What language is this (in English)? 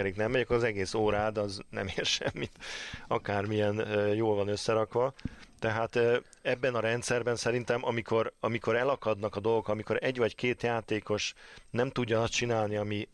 Hungarian